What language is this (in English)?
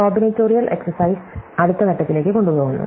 Malayalam